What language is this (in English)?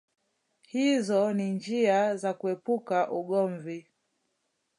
Swahili